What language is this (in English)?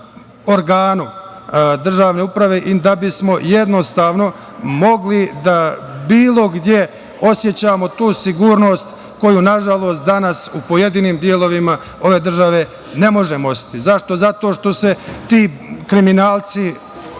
Serbian